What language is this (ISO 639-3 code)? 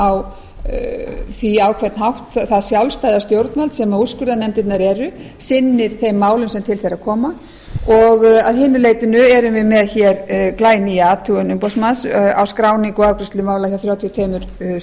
isl